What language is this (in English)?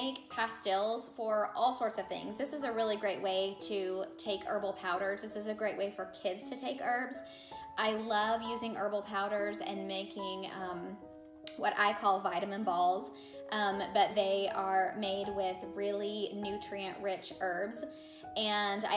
English